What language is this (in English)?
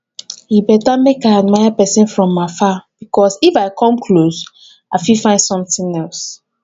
Nigerian Pidgin